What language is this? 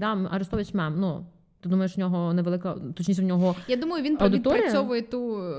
Ukrainian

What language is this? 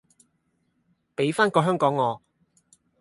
Cantonese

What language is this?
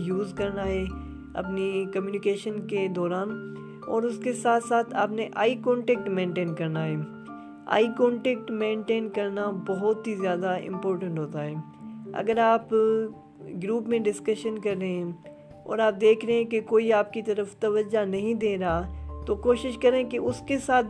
Urdu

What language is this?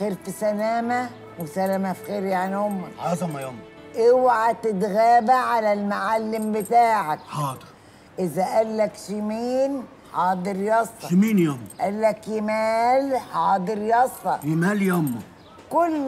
Arabic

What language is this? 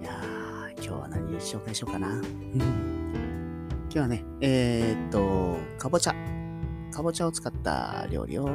Japanese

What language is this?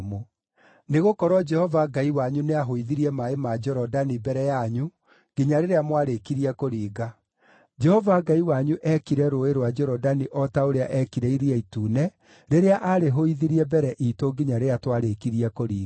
Kikuyu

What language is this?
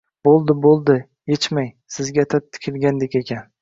Uzbek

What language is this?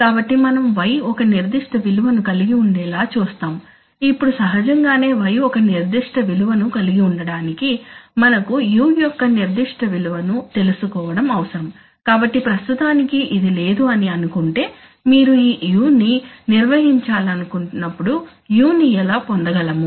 Telugu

